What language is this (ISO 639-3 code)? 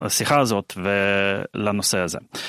heb